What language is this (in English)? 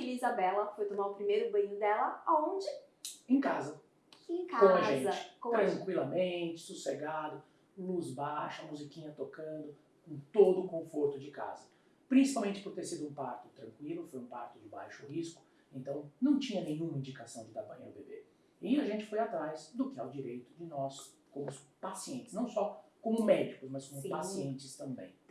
Portuguese